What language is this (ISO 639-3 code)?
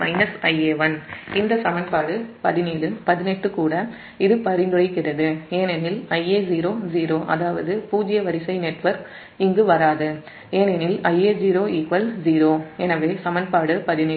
tam